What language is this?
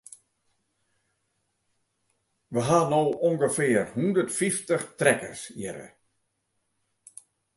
Western Frisian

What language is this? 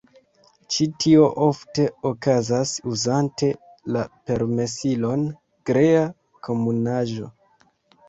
Esperanto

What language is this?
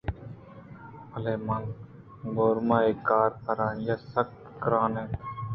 Eastern Balochi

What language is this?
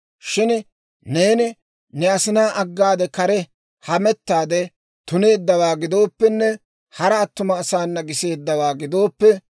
Dawro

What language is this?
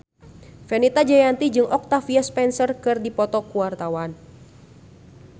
Sundanese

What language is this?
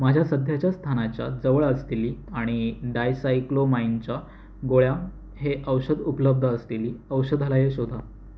Marathi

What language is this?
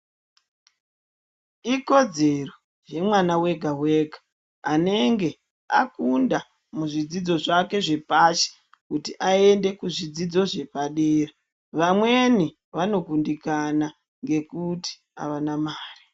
Ndau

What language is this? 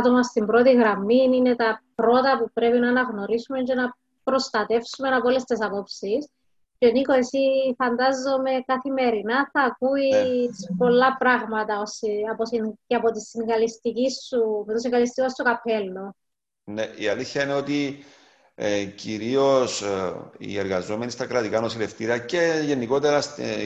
Greek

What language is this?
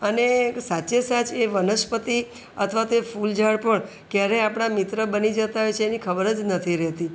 Gujarati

